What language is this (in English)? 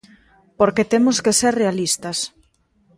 Galician